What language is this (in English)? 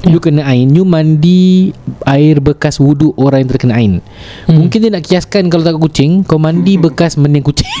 Malay